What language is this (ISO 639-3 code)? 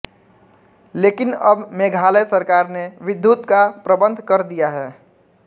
hin